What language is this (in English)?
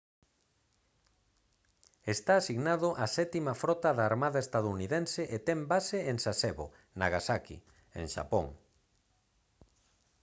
Galician